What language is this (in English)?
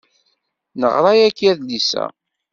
Kabyle